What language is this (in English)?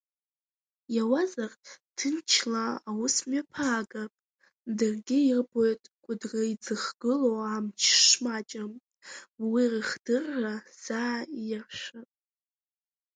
Abkhazian